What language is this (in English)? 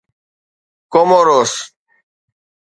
Sindhi